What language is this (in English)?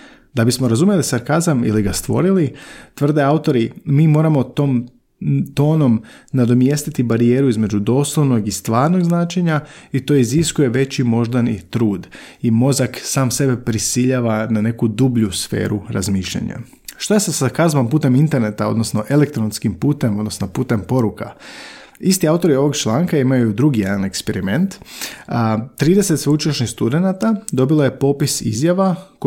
Croatian